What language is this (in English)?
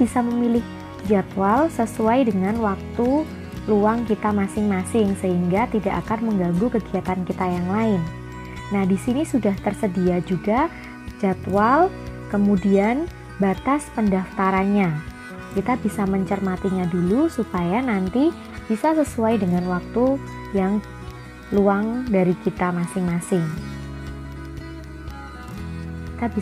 Indonesian